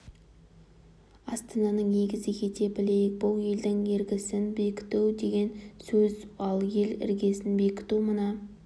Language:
Kazakh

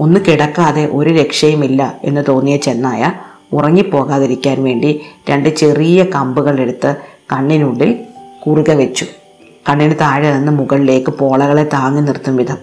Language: Malayalam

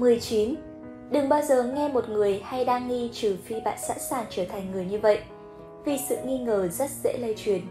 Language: Vietnamese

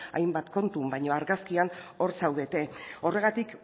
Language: Basque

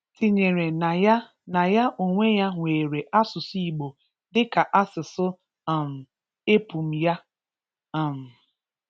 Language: Igbo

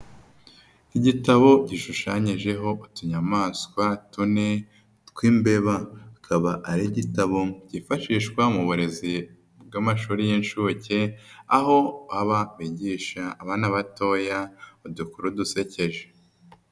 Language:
Kinyarwanda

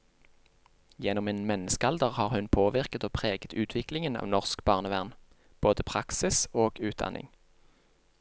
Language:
Norwegian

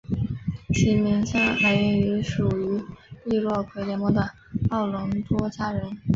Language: Chinese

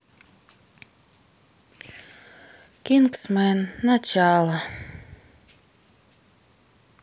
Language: Russian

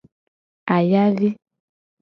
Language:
Gen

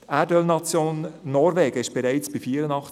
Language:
Swiss German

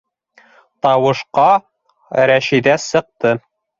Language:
Bashkir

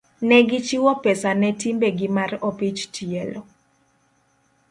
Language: Luo (Kenya and Tanzania)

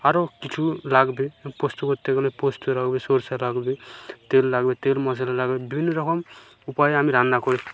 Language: Bangla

